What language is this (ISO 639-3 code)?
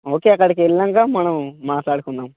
tel